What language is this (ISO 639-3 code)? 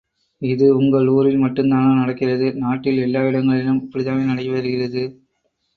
tam